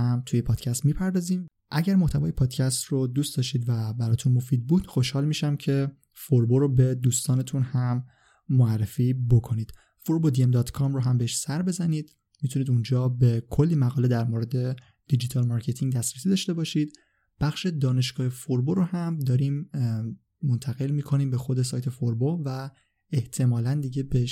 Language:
Persian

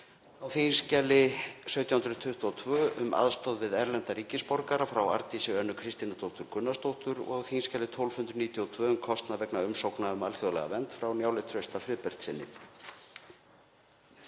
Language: Icelandic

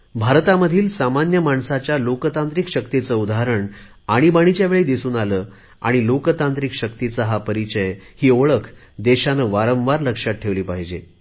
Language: Marathi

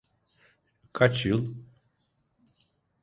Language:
Turkish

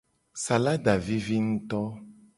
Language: Gen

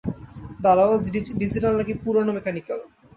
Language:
Bangla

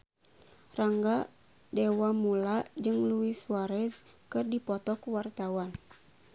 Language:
Sundanese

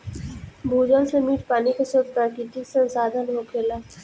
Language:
Bhojpuri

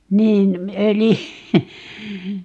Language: Finnish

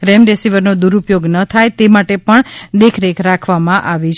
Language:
Gujarati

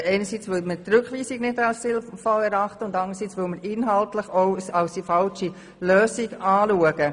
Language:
Swiss German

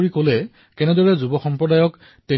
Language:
Assamese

